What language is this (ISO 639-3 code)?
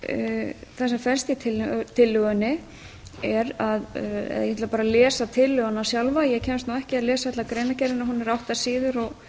isl